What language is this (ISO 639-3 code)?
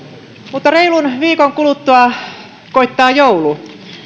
fin